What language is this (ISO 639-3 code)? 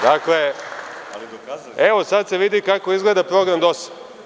srp